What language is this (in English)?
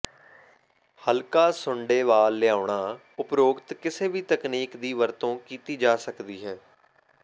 Punjabi